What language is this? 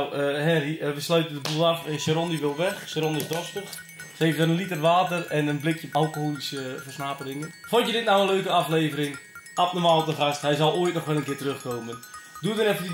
Dutch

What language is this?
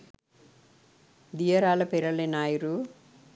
Sinhala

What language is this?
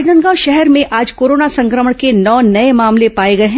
Hindi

